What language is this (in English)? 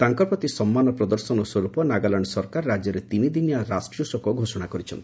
Odia